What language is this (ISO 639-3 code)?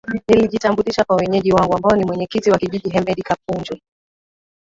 swa